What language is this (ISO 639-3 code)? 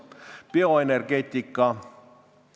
est